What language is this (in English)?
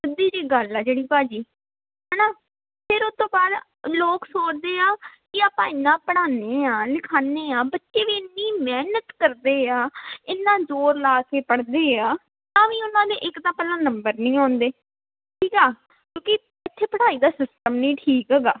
Punjabi